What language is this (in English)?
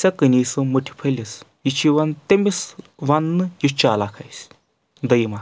Kashmiri